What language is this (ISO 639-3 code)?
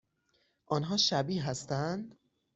fas